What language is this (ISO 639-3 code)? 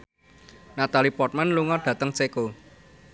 jav